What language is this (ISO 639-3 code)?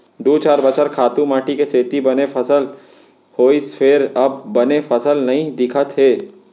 hne